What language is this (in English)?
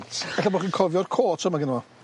Welsh